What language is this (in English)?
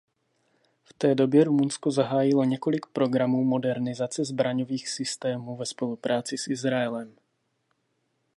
Czech